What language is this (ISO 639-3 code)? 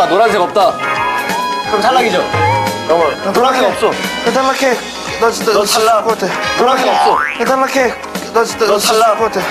kor